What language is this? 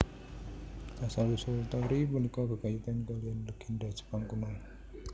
Javanese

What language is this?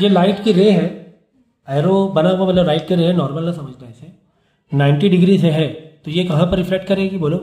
Hindi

